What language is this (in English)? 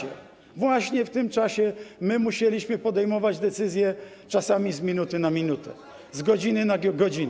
Polish